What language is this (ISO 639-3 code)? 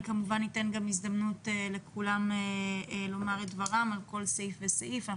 heb